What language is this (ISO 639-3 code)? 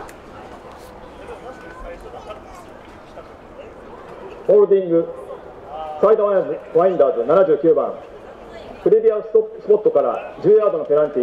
jpn